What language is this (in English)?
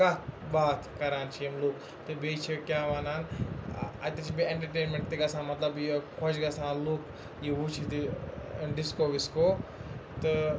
Kashmiri